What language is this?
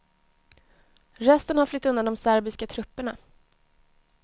Swedish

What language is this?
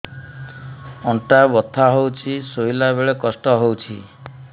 Odia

